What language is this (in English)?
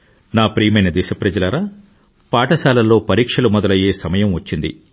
Telugu